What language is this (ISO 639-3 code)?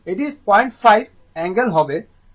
ben